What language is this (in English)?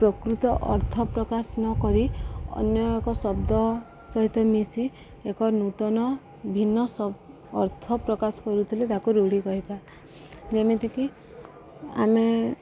Odia